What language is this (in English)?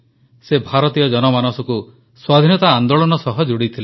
Odia